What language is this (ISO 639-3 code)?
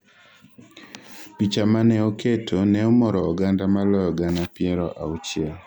luo